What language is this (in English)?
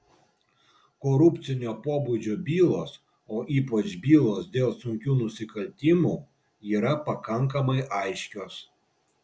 Lithuanian